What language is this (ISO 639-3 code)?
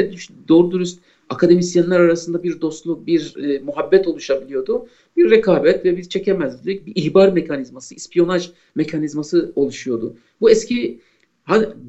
tur